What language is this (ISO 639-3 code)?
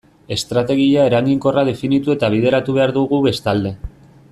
eus